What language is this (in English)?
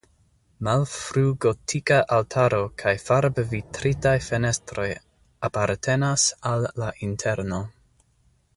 Esperanto